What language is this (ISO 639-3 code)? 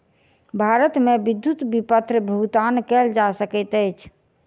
mai